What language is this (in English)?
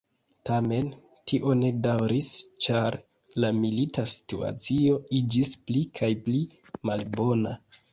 Esperanto